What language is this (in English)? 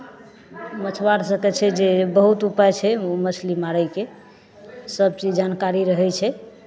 Maithili